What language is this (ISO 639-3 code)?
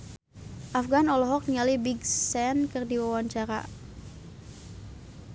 sun